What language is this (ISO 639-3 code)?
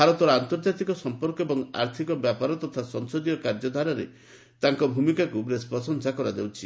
ori